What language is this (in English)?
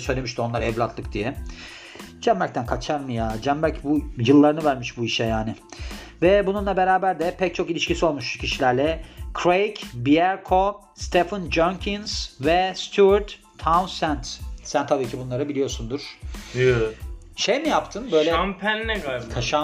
Turkish